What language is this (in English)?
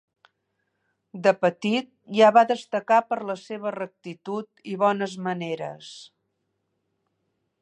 Catalan